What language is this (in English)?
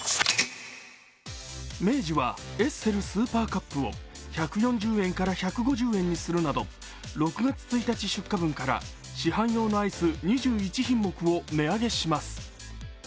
Japanese